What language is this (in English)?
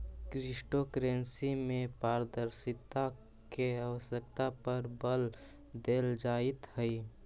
Magahi